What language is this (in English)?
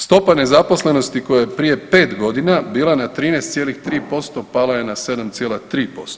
Croatian